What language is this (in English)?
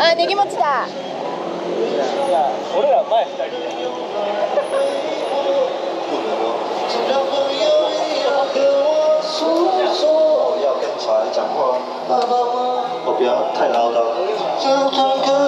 Japanese